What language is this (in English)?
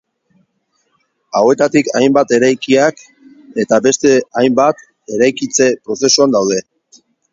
Basque